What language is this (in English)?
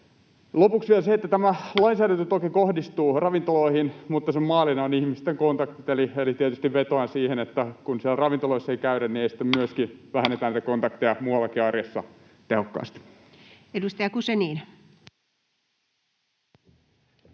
Finnish